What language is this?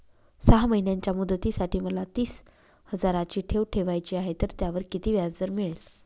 Marathi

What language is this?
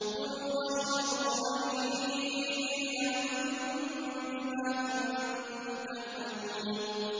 Arabic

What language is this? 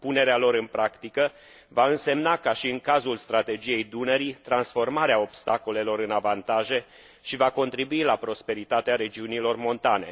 Romanian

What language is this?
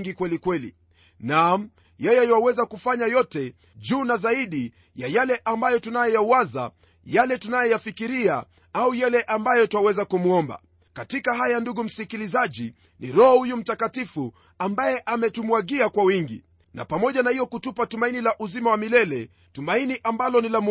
Swahili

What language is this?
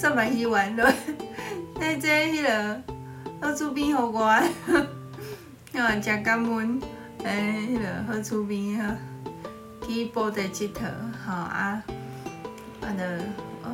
Chinese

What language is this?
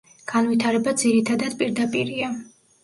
Georgian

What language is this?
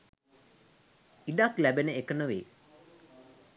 Sinhala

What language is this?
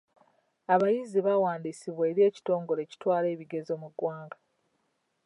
Ganda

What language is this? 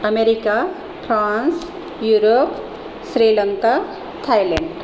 Marathi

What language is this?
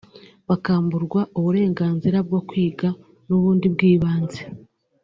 Kinyarwanda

